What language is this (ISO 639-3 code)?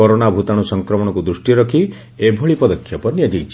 ori